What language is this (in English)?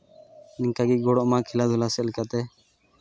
Santali